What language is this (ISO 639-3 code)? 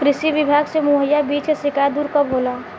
bho